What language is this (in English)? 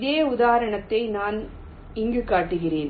Tamil